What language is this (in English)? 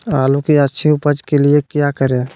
Magahi